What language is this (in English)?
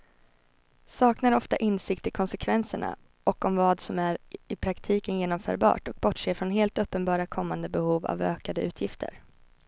Swedish